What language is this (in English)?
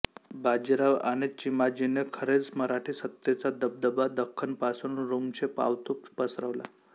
Marathi